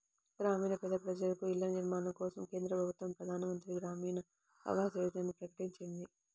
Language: Telugu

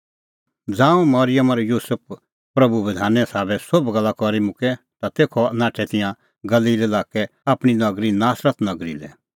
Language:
Kullu Pahari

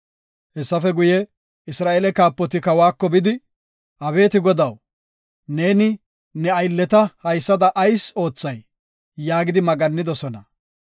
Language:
Gofa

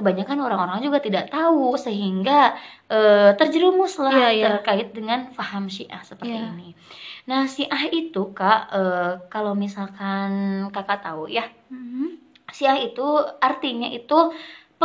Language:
Indonesian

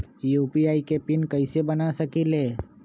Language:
Magahi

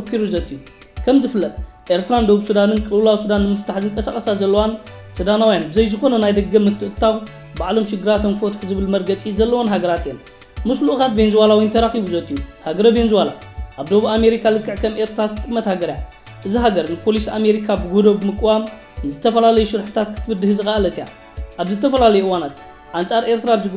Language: Arabic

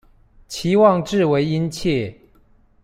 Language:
Chinese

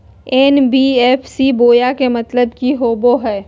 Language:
Magahi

